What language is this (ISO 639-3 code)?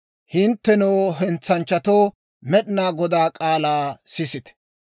dwr